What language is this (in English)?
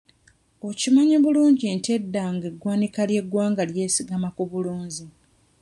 Ganda